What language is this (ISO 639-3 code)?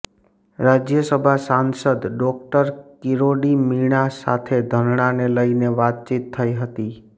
guj